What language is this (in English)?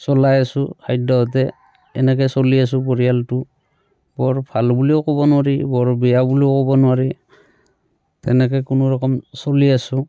Assamese